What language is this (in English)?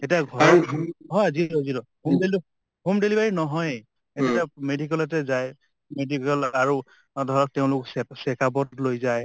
Assamese